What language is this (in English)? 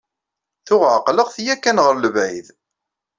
Kabyle